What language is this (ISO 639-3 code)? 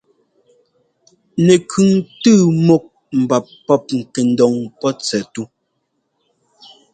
jgo